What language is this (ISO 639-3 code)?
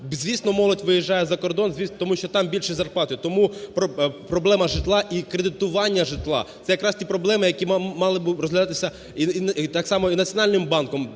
ukr